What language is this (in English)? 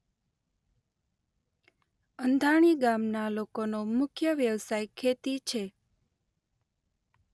Gujarati